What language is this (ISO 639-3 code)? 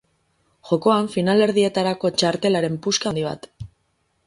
eus